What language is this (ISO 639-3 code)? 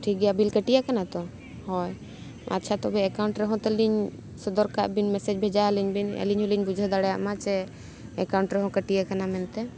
sat